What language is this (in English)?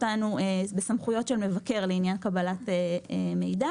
Hebrew